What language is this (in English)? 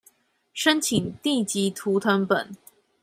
Chinese